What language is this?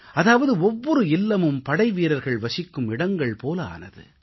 Tamil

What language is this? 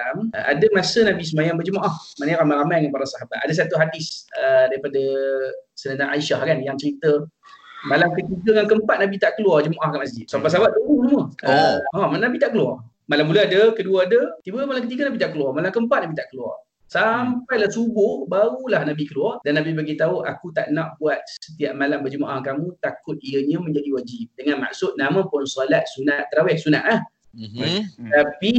Malay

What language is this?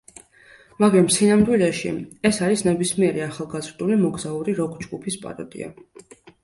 Georgian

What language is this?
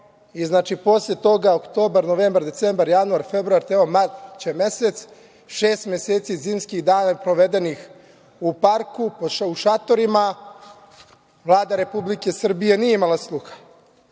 Serbian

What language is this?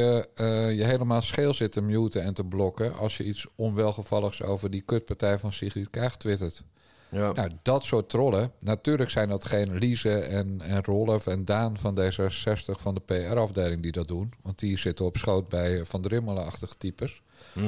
Dutch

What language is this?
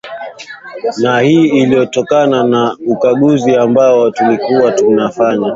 Swahili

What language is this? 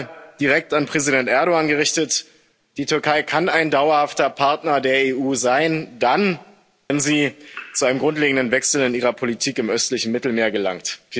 German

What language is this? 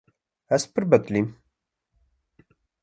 Kurdish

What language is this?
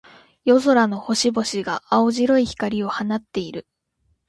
Japanese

